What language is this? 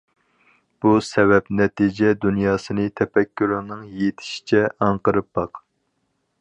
Uyghur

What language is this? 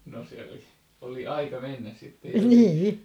Finnish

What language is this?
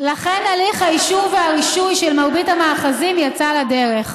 Hebrew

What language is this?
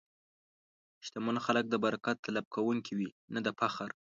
Pashto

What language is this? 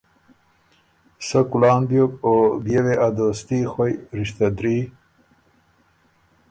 Ormuri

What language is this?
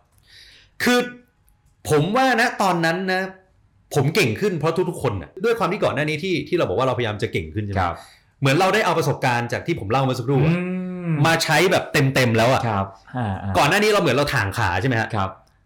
Thai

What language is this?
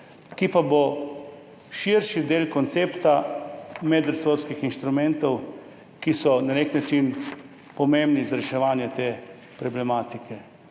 Slovenian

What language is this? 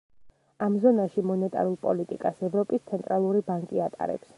Georgian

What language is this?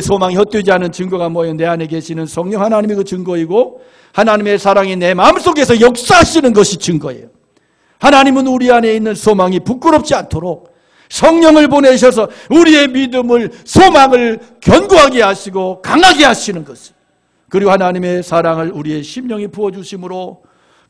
Korean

